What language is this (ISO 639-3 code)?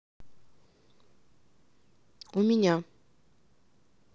rus